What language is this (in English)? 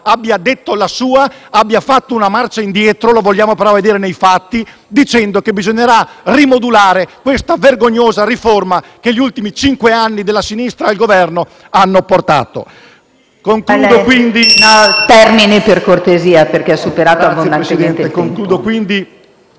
Italian